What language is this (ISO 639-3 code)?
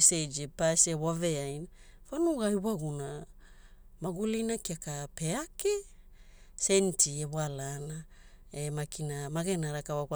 hul